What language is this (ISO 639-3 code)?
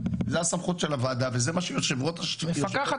heb